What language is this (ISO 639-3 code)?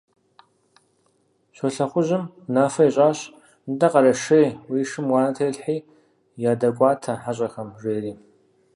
kbd